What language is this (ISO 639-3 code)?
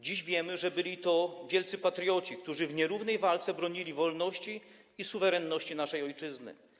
pol